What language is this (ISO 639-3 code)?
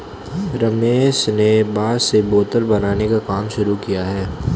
hin